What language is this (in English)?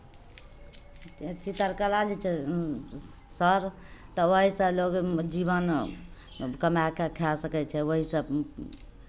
Maithili